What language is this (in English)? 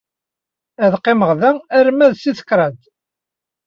Kabyle